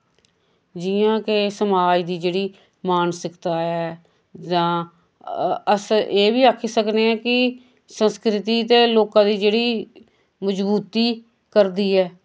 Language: Dogri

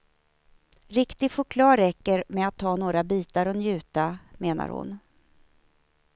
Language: Swedish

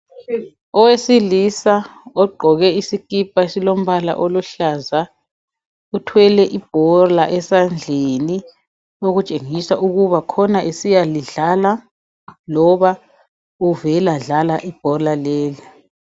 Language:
North Ndebele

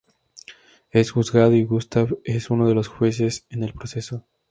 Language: Spanish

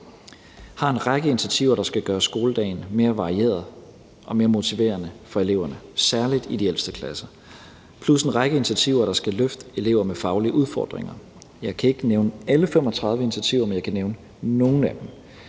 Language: Danish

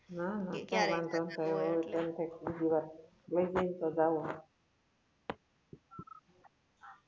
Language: Gujarati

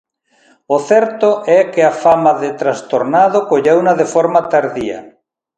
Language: Galician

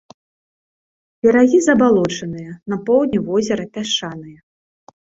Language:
Belarusian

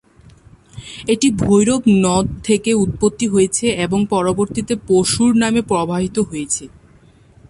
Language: Bangla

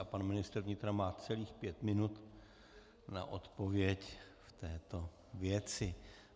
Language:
Czech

